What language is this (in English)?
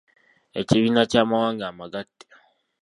Ganda